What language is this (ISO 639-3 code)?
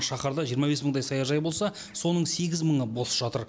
kaz